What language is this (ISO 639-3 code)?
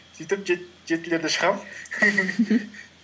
kaz